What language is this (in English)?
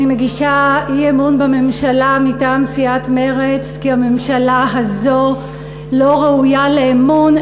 Hebrew